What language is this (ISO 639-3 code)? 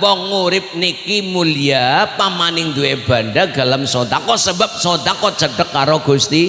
ind